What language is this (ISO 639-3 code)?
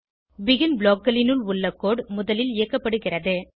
tam